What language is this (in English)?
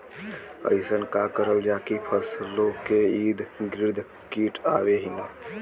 Bhojpuri